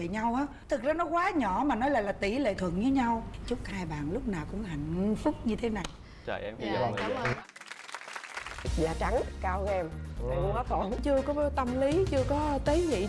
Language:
Vietnamese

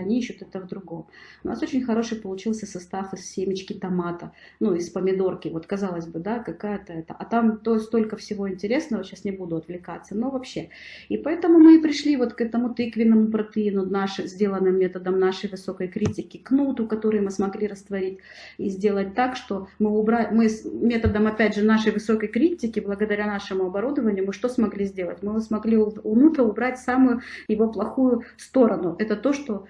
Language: Russian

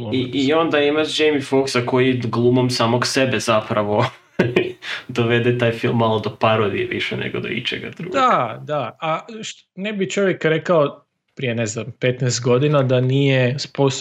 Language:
Croatian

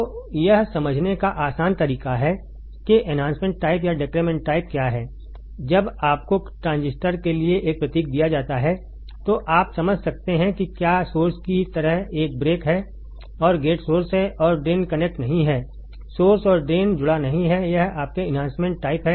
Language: Hindi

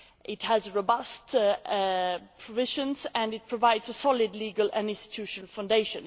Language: English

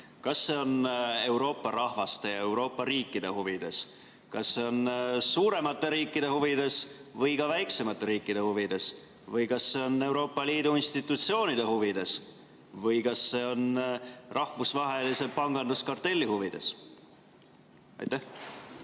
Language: Estonian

